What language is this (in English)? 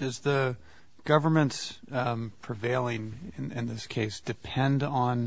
English